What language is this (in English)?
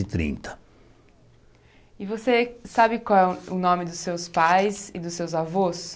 Portuguese